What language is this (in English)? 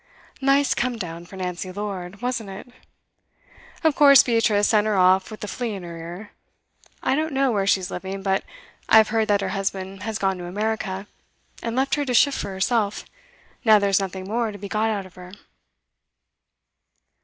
English